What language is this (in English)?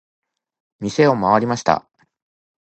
Japanese